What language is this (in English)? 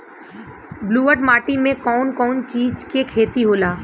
Bhojpuri